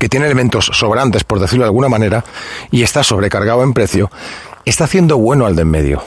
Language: Spanish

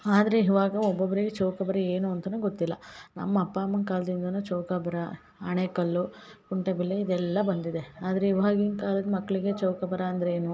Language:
Kannada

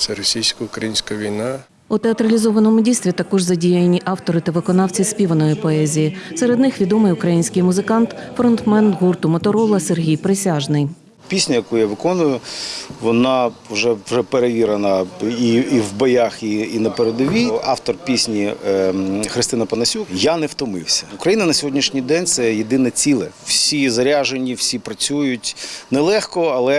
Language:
Ukrainian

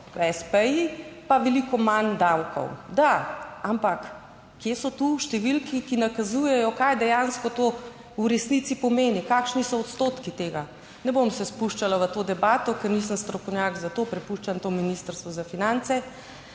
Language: Slovenian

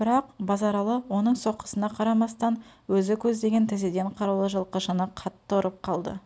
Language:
Kazakh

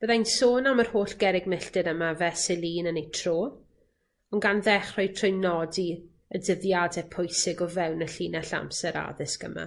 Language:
Welsh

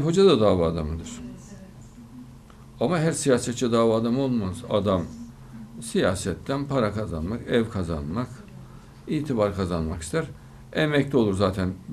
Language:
Turkish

